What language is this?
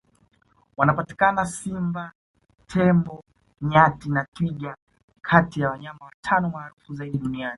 Swahili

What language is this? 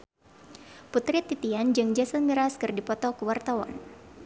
Sundanese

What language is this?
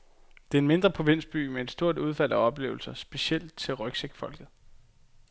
Danish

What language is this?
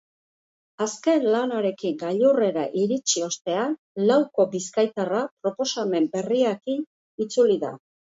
Basque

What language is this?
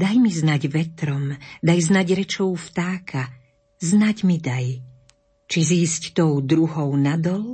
Slovak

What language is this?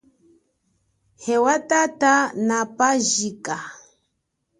Chokwe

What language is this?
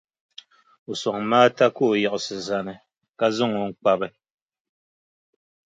Dagbani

